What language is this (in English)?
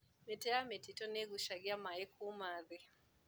Kikuyu